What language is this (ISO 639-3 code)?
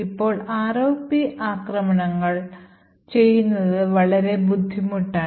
mal